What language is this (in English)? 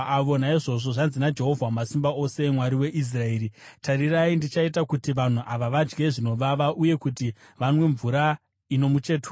Shona